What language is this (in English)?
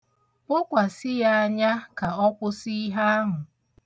Igbo